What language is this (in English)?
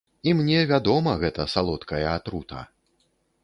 Belarusian